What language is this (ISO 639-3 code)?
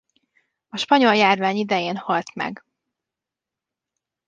hun